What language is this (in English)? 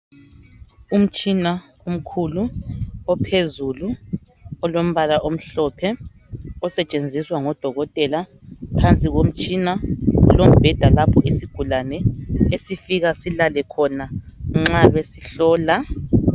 North Ndebele